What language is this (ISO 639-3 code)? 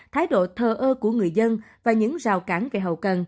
vie